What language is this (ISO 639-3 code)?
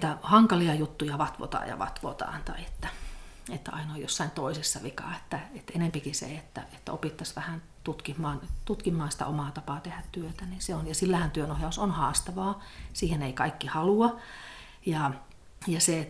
fin